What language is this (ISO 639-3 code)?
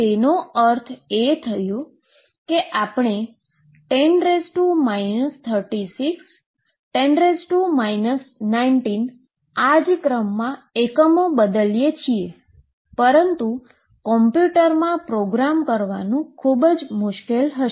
guj